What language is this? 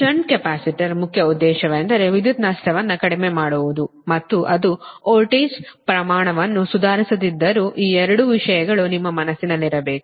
Kannada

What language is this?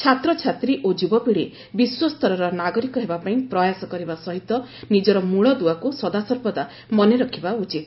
Odia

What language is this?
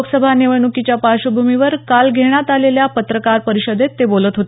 Marathi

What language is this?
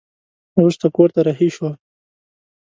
Pashto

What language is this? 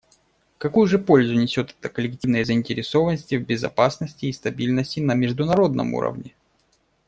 Russian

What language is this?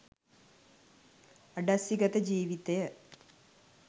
Sinhala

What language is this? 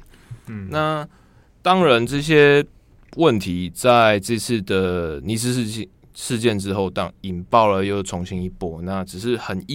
Chinese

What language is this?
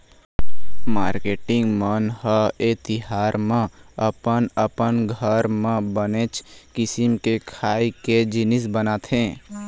Chhattisgarhi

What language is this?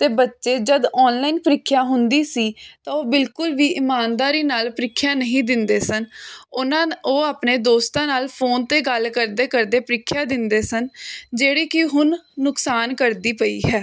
Punjabi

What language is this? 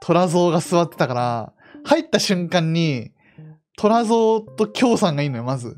Japanese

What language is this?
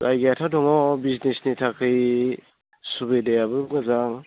Bodo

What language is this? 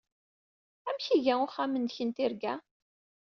Kabyle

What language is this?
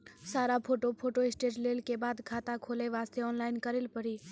Maithili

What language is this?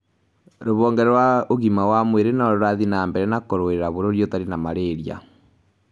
Kikuyu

